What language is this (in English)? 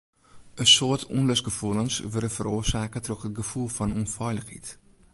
Western Frisian